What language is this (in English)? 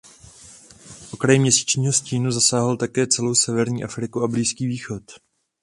Czech